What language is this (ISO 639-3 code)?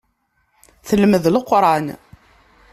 kab